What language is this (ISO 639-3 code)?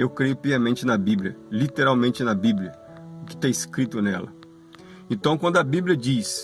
por